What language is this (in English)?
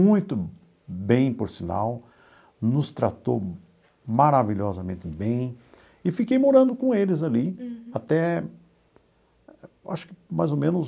Portuguese